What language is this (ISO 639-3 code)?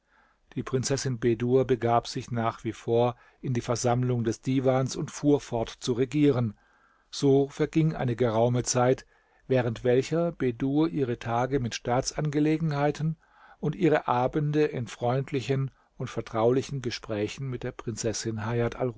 deu